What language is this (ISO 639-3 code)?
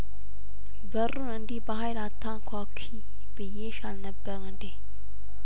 amh